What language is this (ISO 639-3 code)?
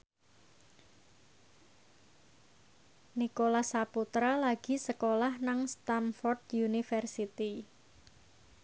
jav